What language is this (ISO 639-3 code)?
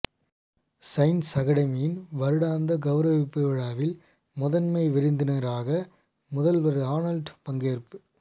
tam